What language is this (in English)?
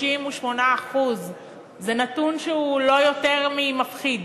Hebrew